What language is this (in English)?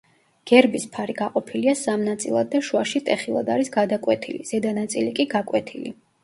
Georgian